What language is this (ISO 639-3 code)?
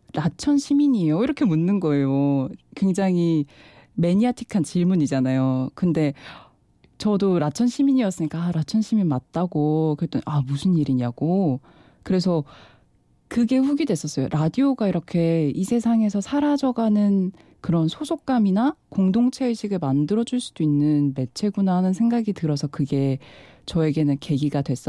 kor